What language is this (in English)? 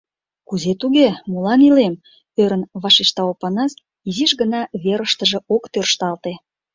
Mari